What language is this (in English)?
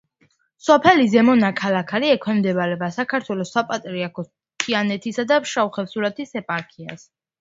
Georgian